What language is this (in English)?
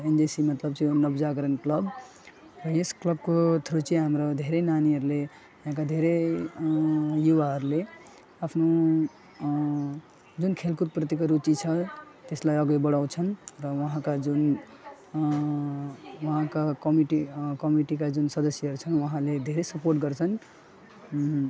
Nepali